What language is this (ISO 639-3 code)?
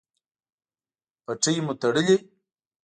pus